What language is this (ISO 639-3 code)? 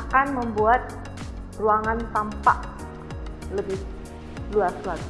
ind